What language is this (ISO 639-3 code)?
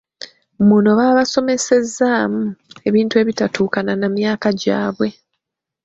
lug